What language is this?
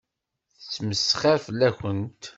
Kabyle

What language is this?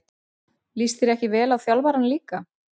Icelandic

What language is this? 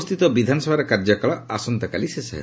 Odia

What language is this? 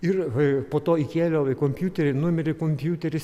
Lithuanian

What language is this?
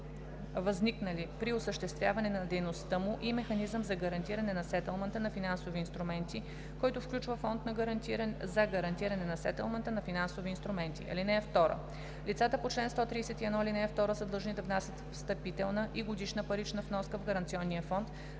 Bulgarian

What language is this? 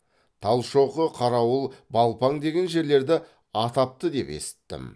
Kazakh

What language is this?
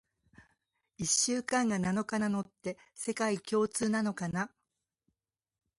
Japanese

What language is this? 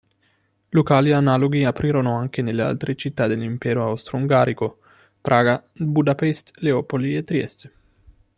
Italian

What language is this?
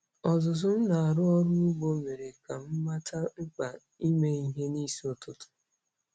Igbo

